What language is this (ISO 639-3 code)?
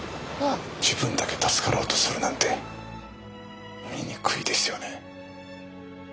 jpn